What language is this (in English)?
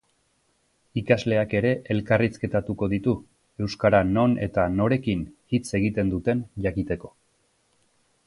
Basque